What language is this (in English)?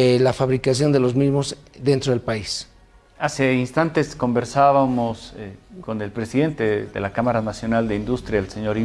Spanish